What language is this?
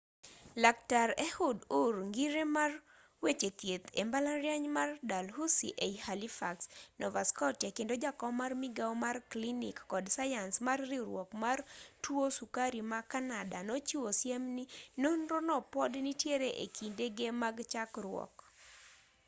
Luo (Kenya and Tanzania)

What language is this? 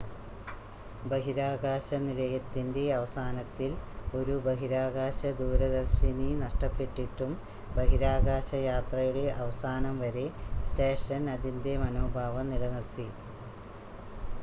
Malayalam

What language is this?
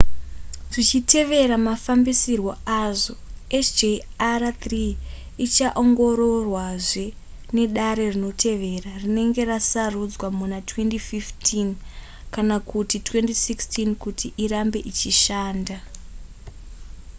Shona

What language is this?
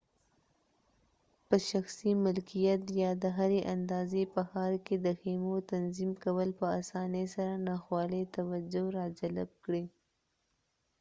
Pashto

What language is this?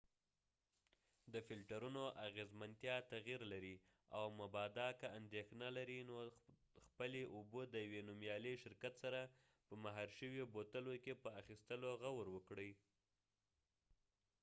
Pashto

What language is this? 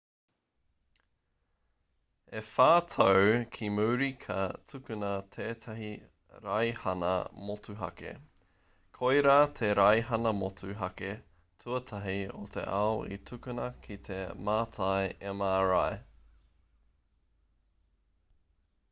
Māori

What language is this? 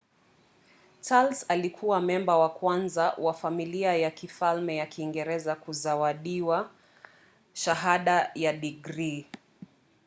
Swahili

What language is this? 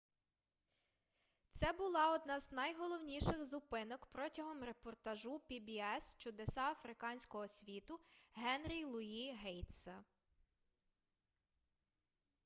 Ukrainian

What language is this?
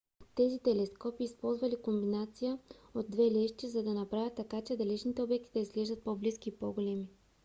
Bulgarian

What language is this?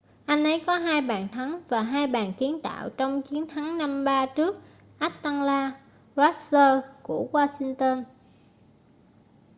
Vietnamese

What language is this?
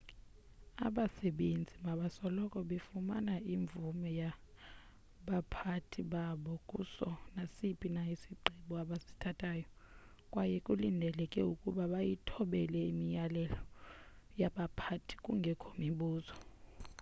Xhosa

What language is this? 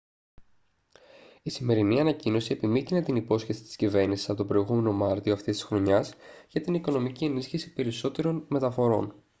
Greek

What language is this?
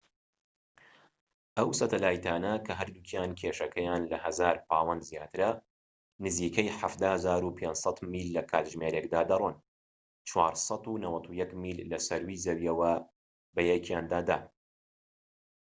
Central Kurdish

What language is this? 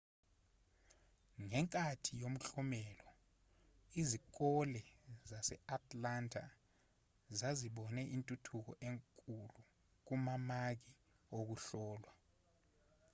Zulu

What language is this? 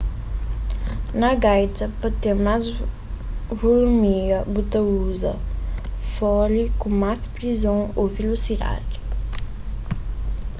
Kabuverdianu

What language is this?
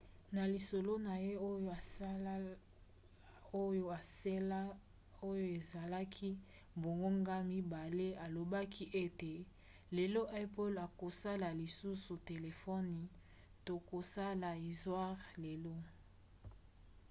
Lingala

